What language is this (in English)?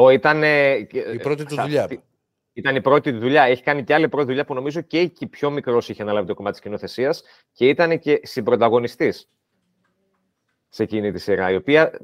Greek